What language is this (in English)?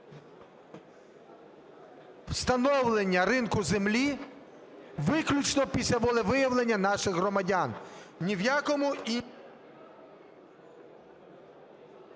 Ukrainian